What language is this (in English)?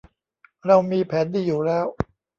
Thai